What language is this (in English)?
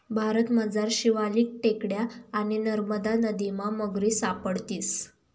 Marathi